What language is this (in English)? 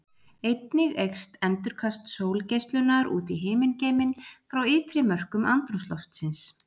Icelandic